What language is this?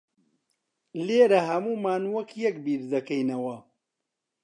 Central Kurdish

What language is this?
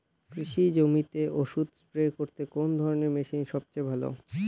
Bangla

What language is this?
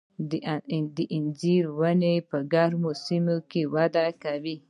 Pashto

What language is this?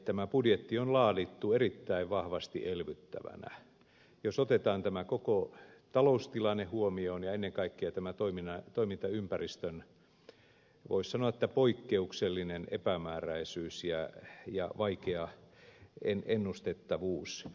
Finnish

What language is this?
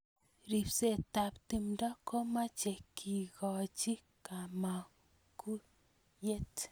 Kalenjin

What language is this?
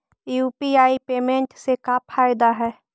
Magahi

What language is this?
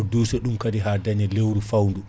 Fula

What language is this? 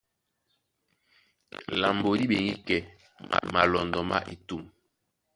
Duala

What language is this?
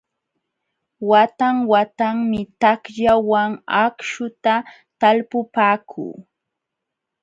Jauja Wanca Quechua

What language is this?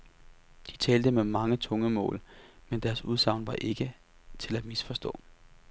Danish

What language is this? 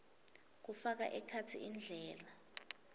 Swati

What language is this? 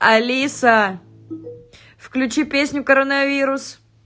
Russian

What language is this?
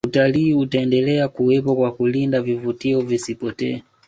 Swahili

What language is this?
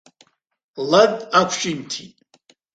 Abkhazian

